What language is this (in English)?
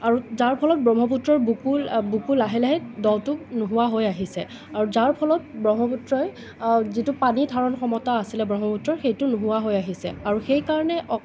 Assamese